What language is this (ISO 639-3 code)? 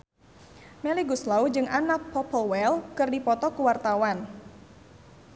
sun